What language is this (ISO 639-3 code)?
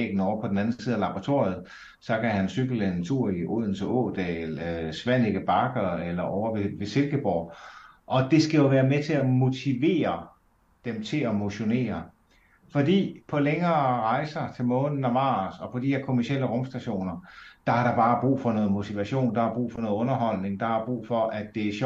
dan